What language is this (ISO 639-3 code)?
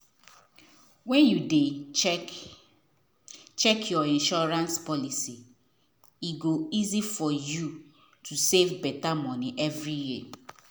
pcm